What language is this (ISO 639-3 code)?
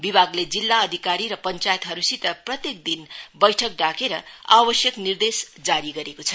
nep